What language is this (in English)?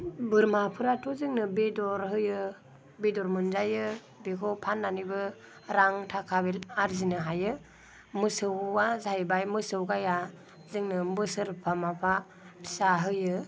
Bodo